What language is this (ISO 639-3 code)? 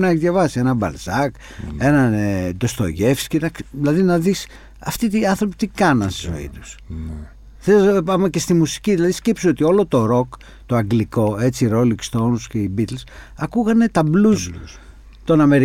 ell